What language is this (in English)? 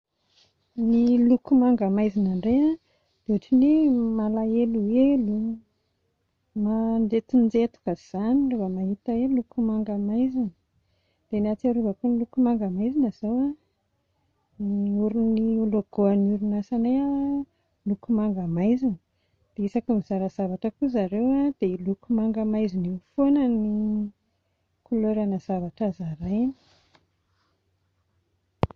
Malagasy